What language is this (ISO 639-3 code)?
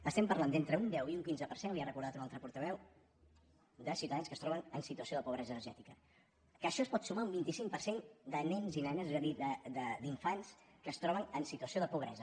cat